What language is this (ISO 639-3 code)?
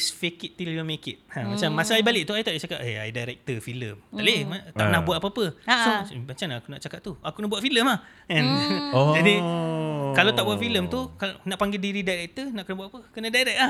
msa